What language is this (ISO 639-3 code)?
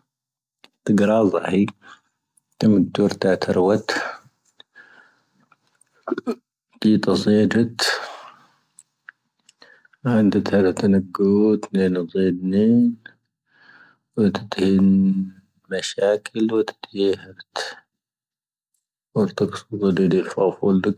thv